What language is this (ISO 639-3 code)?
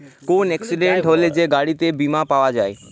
ben